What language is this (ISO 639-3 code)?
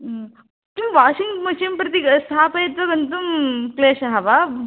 san